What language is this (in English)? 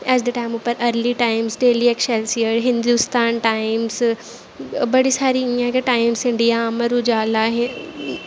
Dogri